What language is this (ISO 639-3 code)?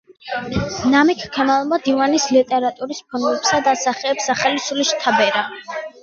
kat